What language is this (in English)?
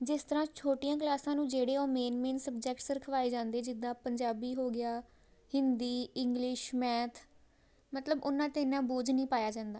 Punjabi